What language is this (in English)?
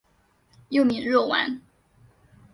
Chinese